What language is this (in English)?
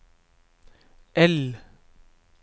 Norwegian